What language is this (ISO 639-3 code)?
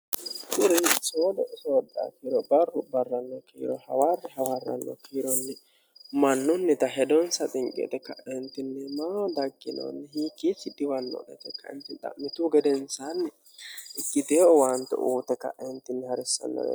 sid